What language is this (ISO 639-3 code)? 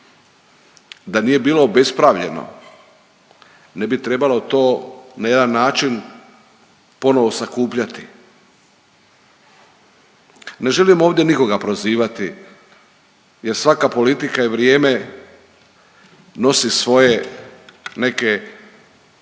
hrv